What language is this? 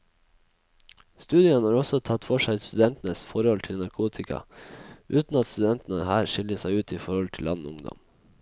Norwegian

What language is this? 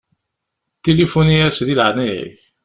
Kabyle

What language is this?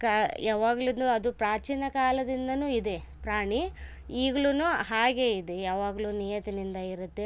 Kannada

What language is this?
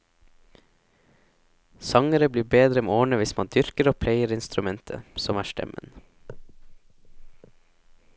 Norwegian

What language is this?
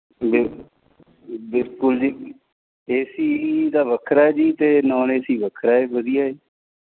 Punjabi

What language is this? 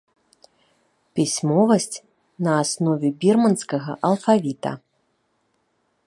Belarusian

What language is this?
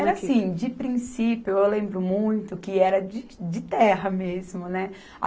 Portuguese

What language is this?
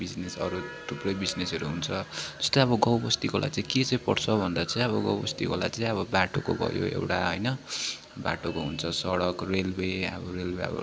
Nepali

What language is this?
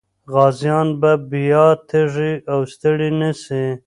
Pashto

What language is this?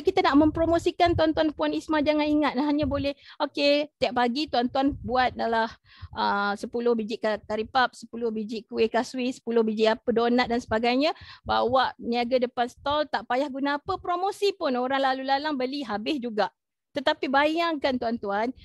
Malay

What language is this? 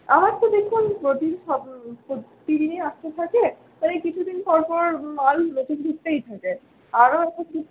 Bangla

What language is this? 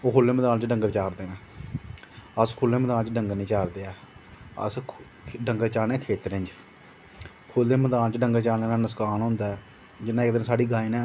Dogri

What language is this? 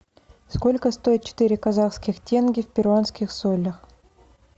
Russian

